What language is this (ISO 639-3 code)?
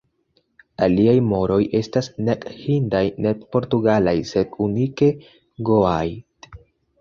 epo